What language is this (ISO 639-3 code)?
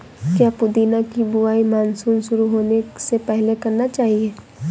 hin